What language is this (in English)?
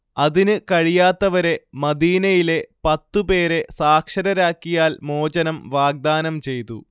Malayalam